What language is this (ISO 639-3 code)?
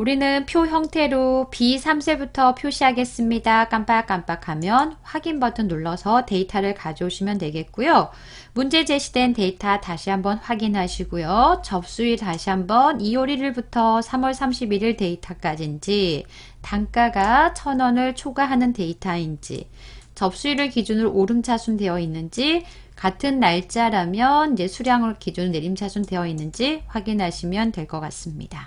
kor